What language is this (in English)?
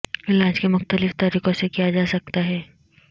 Urdu